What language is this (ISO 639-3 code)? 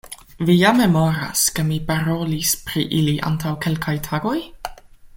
epo